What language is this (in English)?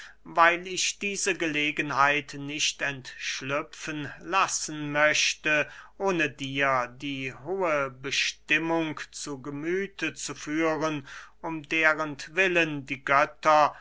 German